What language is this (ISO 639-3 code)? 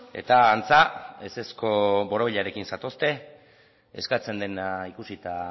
eus